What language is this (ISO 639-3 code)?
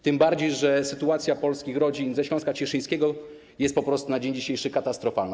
pol